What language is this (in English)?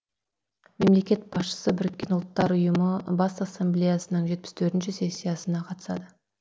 Kazakh